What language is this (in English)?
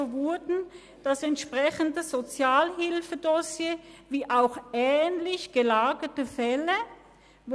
Swiss German